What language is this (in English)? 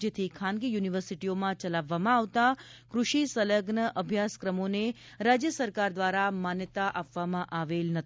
Gujarati